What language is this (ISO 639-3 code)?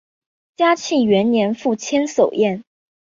zho